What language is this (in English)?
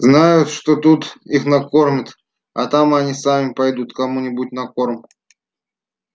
Russian